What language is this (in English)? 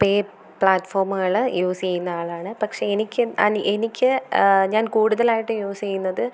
Malayalam